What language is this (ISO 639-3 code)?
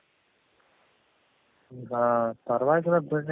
kan